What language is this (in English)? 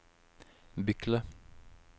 Norwegian